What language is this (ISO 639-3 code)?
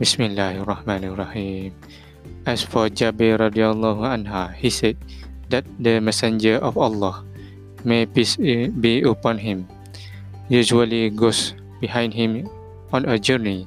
msa